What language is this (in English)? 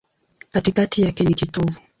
Swahili